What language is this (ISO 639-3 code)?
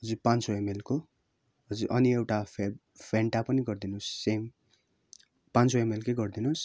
nep